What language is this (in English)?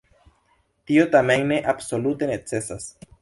Esperanto